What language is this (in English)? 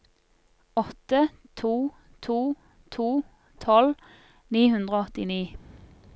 Norwegian